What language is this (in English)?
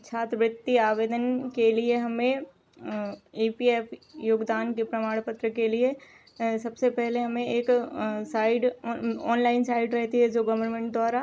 Hindi